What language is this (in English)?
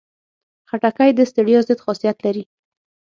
Pashto